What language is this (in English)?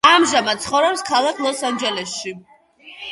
Georgian